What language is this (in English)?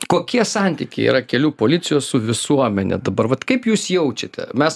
Lithuanian